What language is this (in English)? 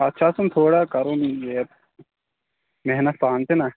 Kashmiri